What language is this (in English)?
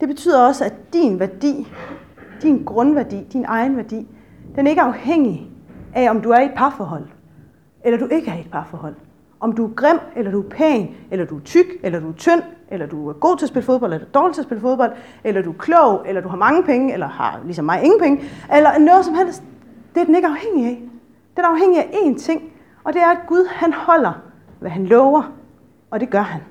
Danish